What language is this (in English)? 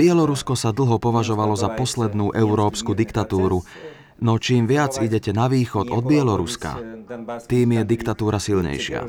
Slovak